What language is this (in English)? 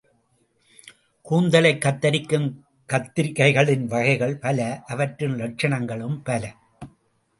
Tamil